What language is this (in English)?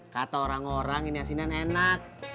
Indonesian